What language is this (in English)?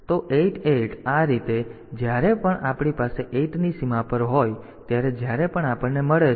Gujarati